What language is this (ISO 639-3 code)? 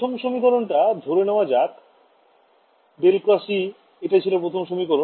ben